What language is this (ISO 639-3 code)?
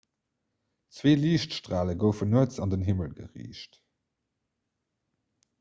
ltz